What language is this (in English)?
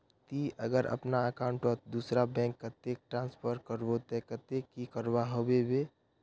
Magahi